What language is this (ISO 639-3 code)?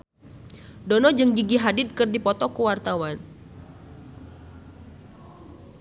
sun